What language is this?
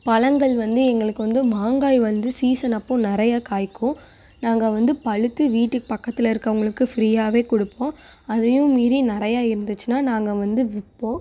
Tamil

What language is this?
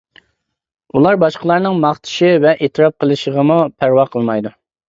Uyghur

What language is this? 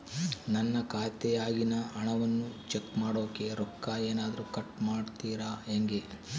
Kannada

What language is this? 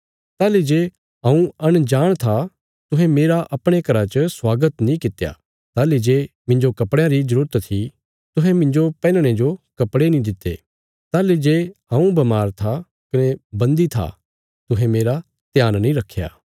Bilaspuri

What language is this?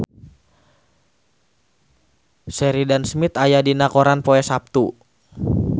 Sundanese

